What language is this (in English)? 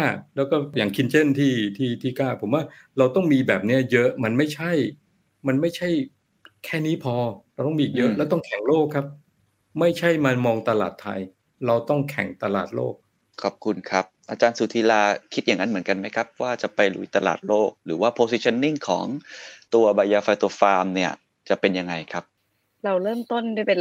Thai